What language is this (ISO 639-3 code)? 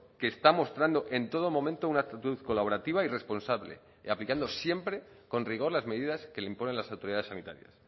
spa